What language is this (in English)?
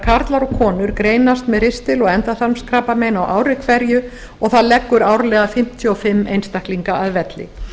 Icelandic